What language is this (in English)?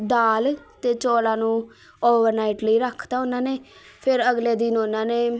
Punjabi